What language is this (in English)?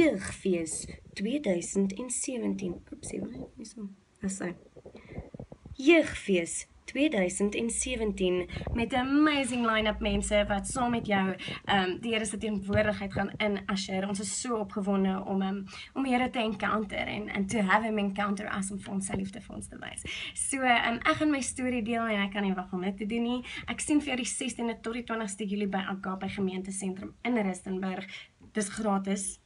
Dutch